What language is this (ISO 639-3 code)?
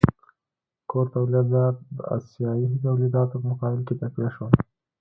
pus